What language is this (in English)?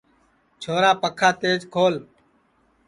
Sansi